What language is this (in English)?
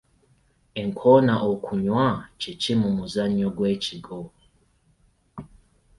Ganda